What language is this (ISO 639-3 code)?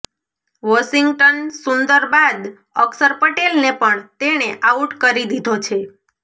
guj